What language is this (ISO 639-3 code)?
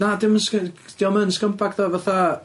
cym